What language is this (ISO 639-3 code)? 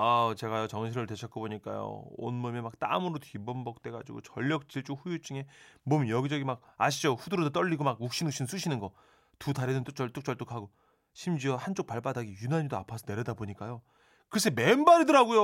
kor